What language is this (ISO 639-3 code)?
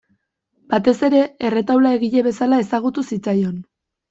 eus